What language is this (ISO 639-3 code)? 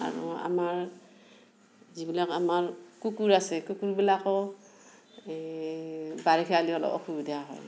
asm